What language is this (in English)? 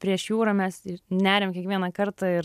Lithuanian